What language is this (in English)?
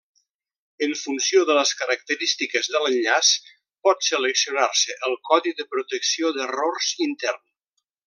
Catalan